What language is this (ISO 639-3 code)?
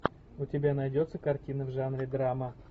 rus